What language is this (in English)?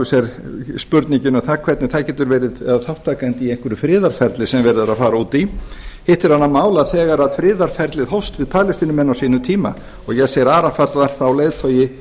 Icelandic